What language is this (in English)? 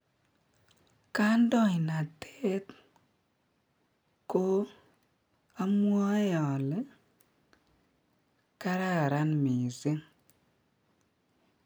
Kalenjin